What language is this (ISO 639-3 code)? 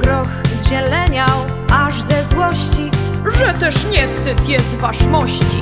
pol